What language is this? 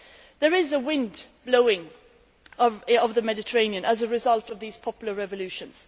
English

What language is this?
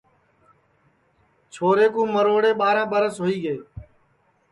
Sansi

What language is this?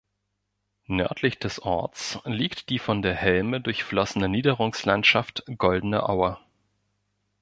German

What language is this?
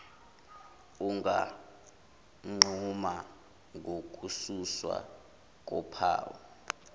Zulu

